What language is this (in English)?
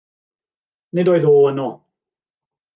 Welsh